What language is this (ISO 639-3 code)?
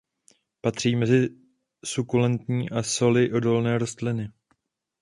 ces